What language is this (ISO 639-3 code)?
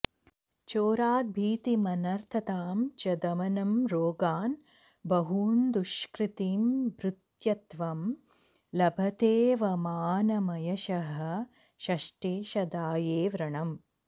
san